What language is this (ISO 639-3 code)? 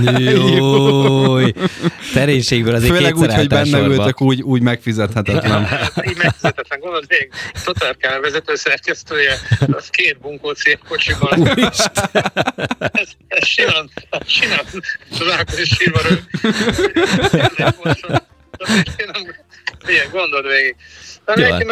hun